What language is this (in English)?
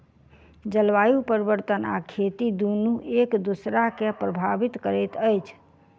Maithili